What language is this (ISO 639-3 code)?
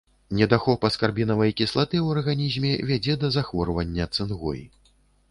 bel